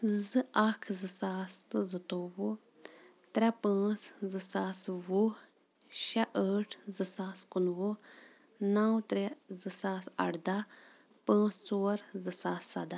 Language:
Kashmiri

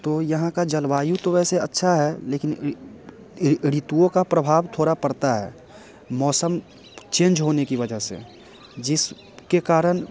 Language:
Hindi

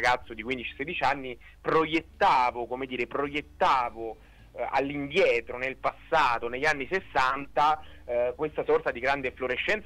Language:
Italian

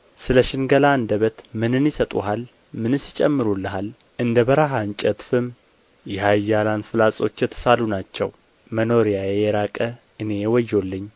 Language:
Amharic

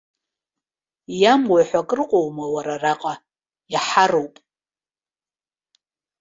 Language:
Abkhazian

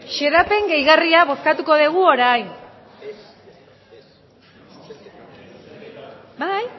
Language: Basque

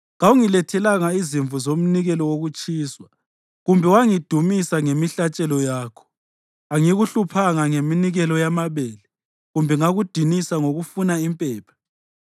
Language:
North Ndebele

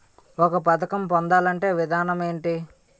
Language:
Telugu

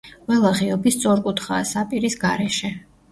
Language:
Georgian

